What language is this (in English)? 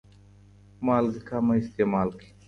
Pashto